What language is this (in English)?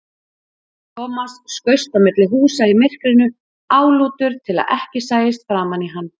Icelandic